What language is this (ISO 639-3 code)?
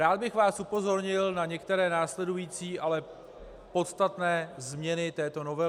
ces